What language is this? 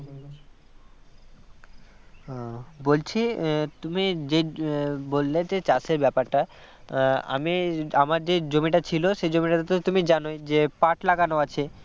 Bangla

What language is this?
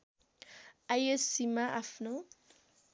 Nepali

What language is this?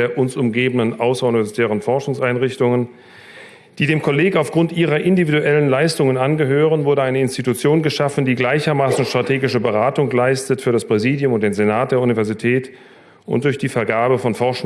German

